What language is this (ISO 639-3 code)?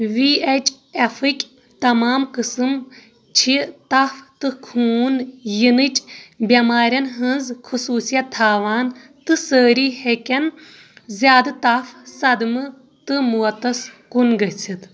kas